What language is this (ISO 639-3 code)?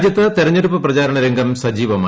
mal